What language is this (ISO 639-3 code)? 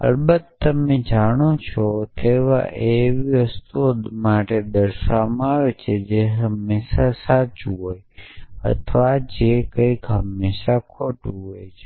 guj